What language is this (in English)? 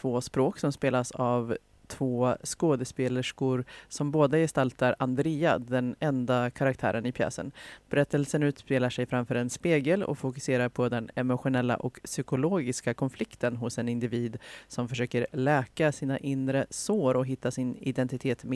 Swedish